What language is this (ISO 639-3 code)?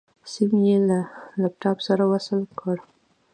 pus